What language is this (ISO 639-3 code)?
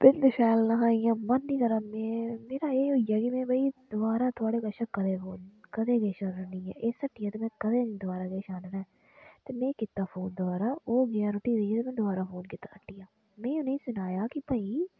doi